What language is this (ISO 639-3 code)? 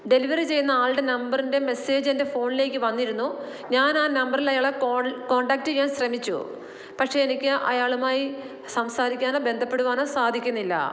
mal